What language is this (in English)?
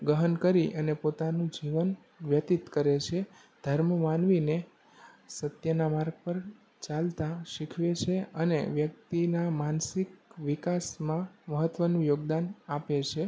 Gujarati